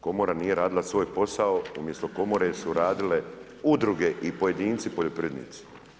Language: Croatian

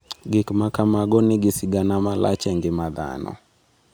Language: Luo (Kenya and Tanzania)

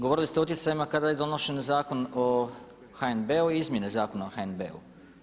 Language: Croatian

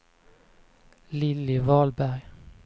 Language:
Swedish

